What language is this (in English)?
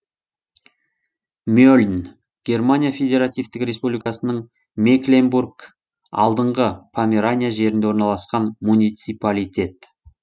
Kazakh